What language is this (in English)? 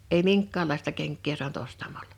Finnish